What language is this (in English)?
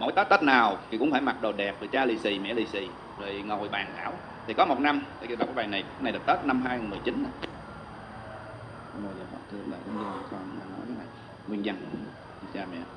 Vietnamese